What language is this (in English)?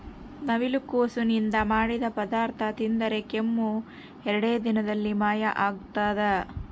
Kannada